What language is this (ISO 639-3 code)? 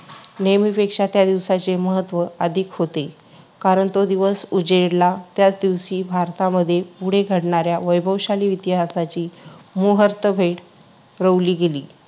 mar